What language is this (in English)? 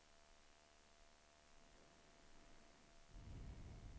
Swedish